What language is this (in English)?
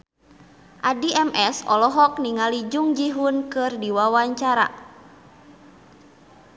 Sundanese